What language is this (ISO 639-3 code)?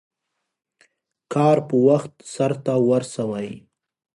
pus